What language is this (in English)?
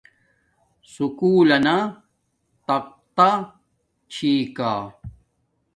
Domaaki